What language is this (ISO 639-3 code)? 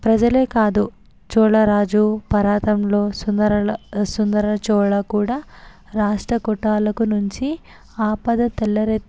tel